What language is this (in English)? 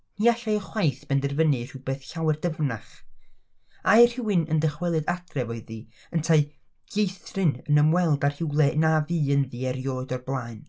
Welsh